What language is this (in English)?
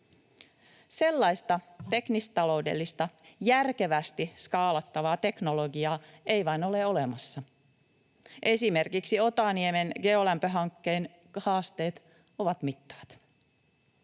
Finnish